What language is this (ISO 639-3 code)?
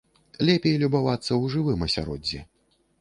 bel